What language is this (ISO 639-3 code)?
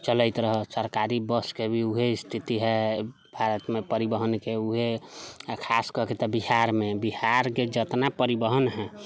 mai